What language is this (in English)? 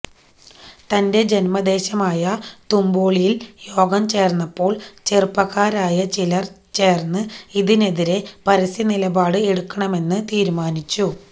Malayalam